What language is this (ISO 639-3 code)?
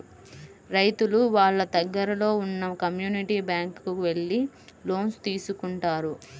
tel